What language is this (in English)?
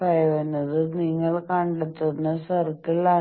Malayalam